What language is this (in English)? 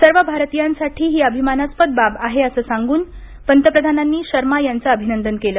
Marathi